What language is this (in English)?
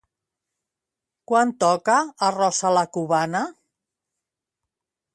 Catalan